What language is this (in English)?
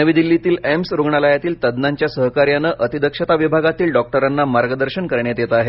Marathi